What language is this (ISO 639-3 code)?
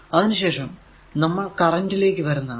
mal